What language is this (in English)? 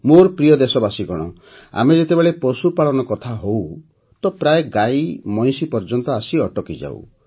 Odia